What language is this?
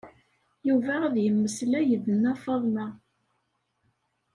Kabyle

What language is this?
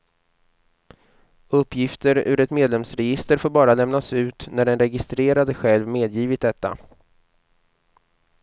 Swedish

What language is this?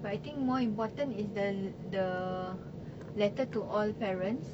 English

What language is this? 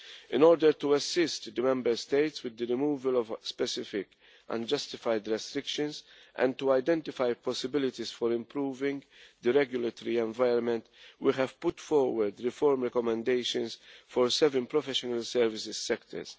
English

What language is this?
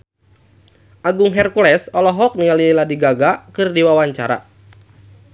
Sundanese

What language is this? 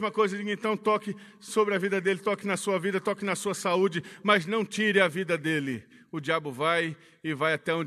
Portuguese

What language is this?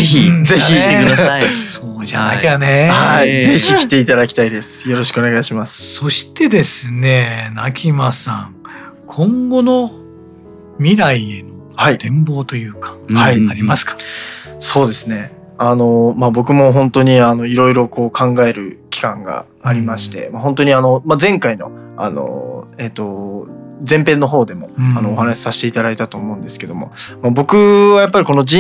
Japanese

